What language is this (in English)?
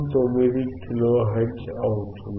Telugu